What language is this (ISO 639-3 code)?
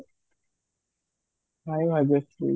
ori